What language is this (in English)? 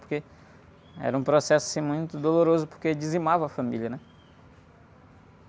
Portuguese